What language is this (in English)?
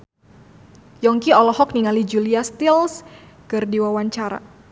Sundanese